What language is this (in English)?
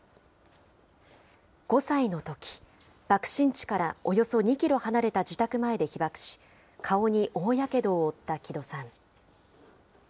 Japanese